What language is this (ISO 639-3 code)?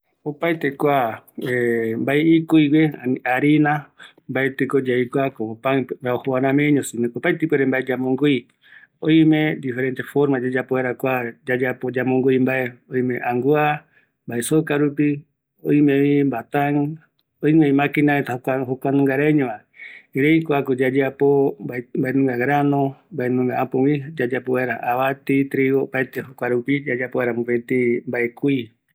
gui